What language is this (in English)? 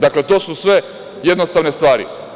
Serbian